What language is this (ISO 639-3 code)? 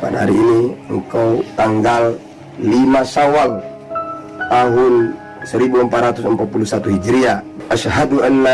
ind